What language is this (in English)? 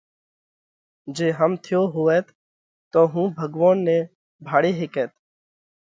Parkari Koli